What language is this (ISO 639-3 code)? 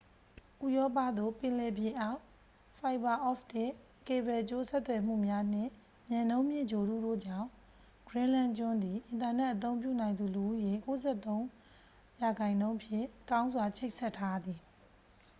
mya